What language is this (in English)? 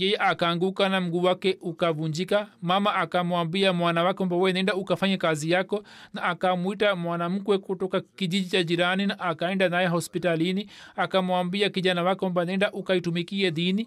Swahili